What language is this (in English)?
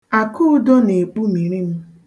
Igbo